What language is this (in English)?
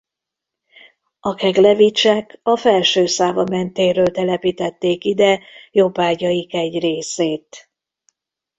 Hungarian